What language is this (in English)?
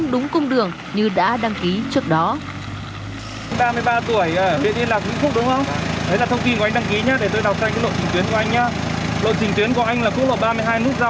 Vietnamese